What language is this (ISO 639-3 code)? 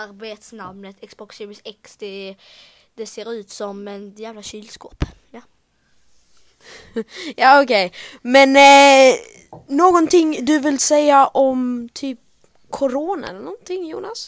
swe